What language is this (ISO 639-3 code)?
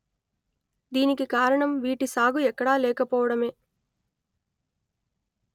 tel